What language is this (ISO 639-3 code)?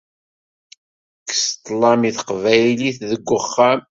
kab